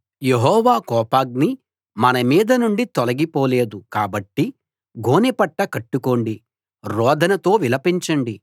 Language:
Telugu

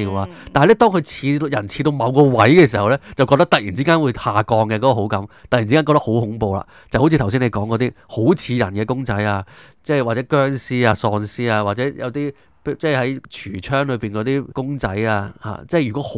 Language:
Chinese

